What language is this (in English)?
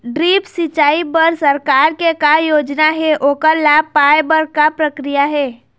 Chhattisgarhi